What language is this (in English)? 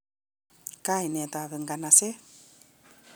Kalenjin